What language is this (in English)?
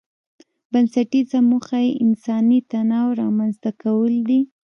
Pashto